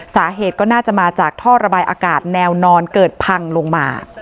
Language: Thai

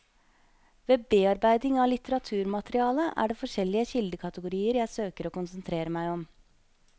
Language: Norwegian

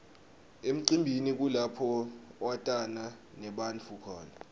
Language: Swati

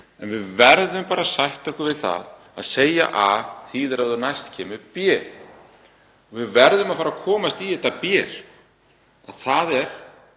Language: Icelandic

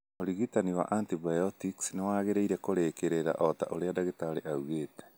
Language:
Kikuyu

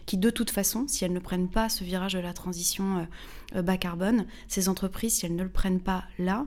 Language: French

